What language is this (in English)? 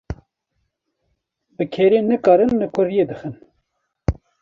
Kurdish